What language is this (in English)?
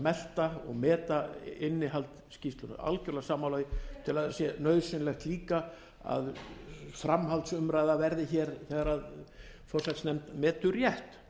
Icelandic